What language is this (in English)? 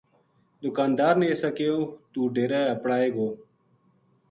Gujari